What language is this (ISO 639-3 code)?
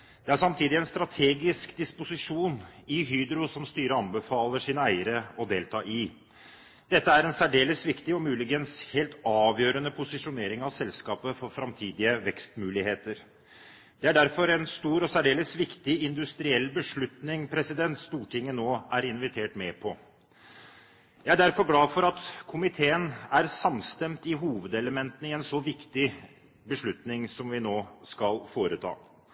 nob